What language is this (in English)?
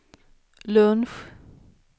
Swedish